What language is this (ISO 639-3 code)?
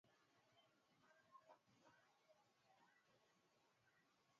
swa